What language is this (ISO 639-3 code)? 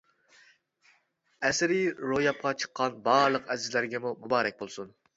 uig